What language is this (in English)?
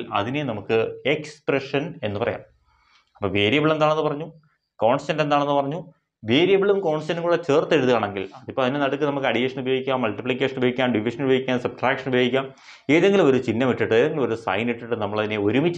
Malayalam